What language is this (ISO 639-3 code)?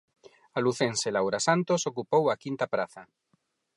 glg